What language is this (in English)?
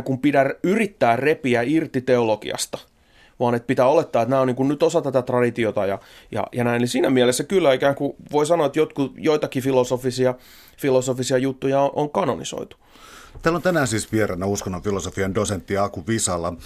Finnish